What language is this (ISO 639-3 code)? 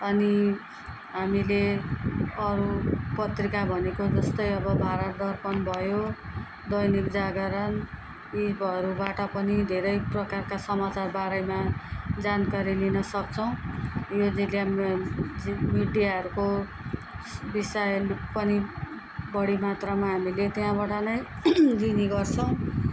nep